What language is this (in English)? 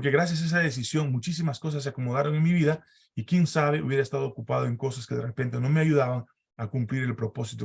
Spanish